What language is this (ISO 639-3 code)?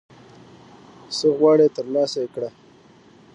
pus